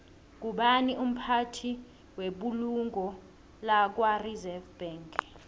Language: South Ndebele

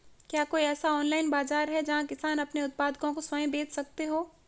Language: Hindi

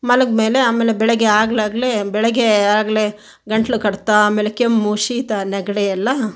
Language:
Kannada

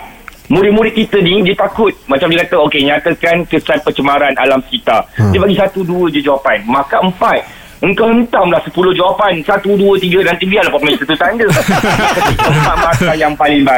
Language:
Malay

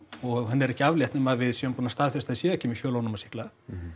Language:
Icelandic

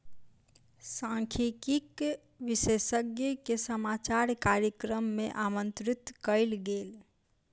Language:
Maithili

